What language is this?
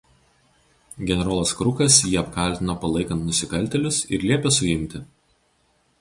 Lithuanian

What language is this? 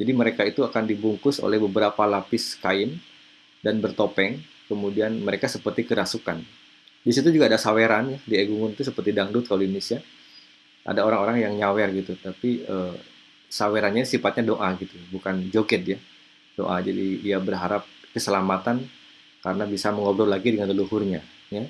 Indonesian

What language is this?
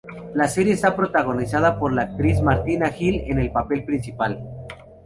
Spanish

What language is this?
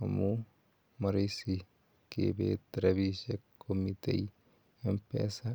Kalenjin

